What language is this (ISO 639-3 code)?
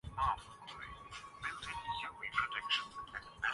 urd